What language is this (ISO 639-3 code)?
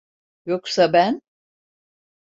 tur